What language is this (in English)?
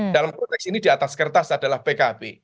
Indonesian